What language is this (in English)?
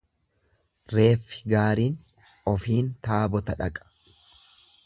Oromo